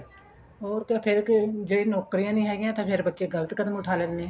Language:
Punjabi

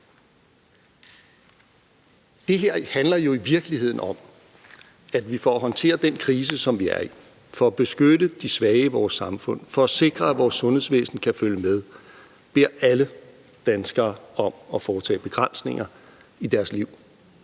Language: Danish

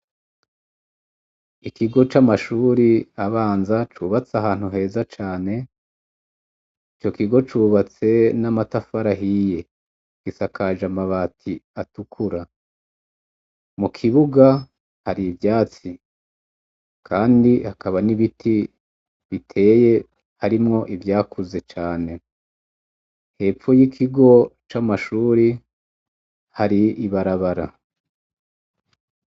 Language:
Rundi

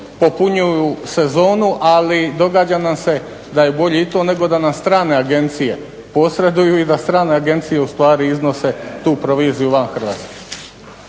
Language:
Croatian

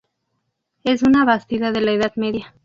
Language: Spanish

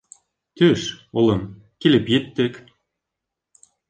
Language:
Bashkir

